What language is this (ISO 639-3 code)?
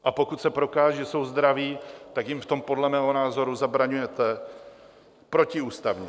ces